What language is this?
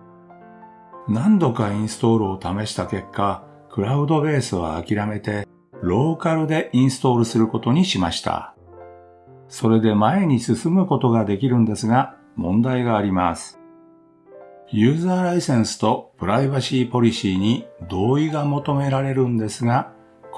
Japanese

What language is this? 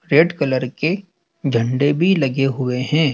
Hindi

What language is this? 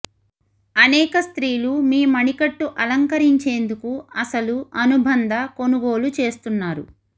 Telugu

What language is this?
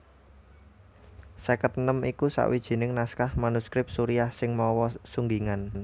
Javanese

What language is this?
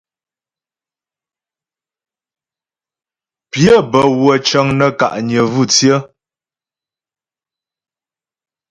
Ghomala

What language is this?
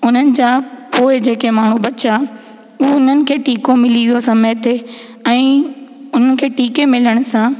Sindhi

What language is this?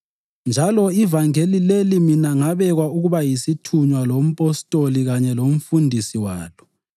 North Ndebele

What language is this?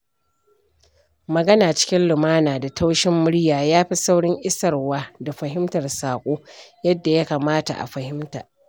Hausa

